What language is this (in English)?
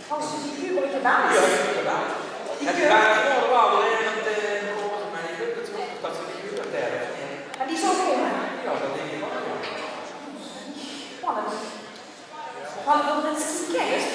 Dutch